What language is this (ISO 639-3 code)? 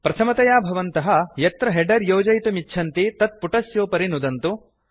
san